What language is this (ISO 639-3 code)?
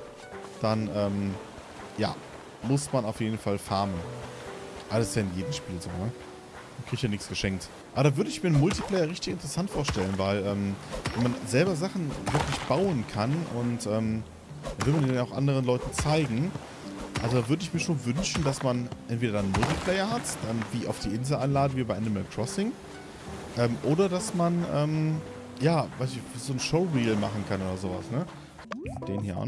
deu